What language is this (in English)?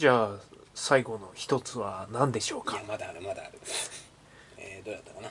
Japanese